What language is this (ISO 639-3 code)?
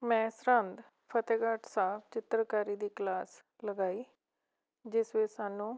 pan